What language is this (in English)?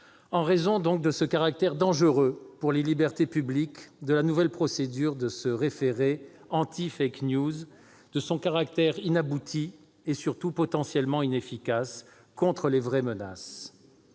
French